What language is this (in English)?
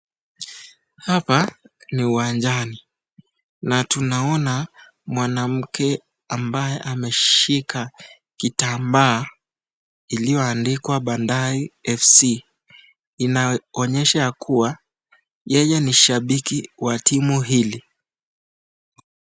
Swahili